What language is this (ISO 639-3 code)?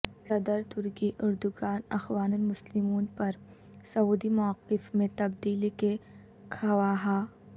urd